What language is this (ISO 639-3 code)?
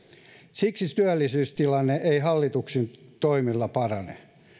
fin